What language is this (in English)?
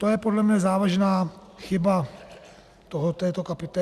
Czech